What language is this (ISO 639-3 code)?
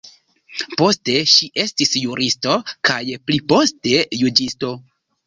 epo